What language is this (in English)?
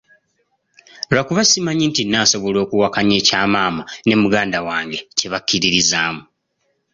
Ganda